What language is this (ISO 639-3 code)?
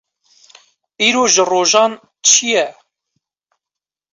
kur